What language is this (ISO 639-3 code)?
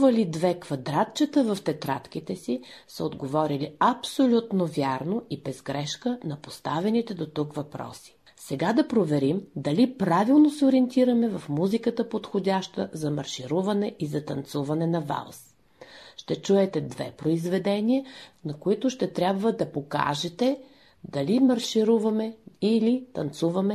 bul